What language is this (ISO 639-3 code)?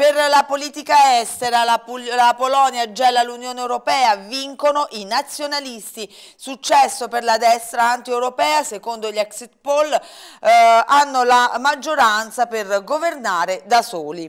ita